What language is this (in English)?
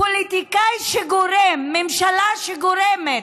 Hebrew